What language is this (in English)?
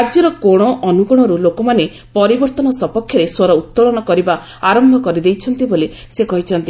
Odia